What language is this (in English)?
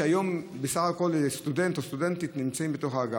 Hebrew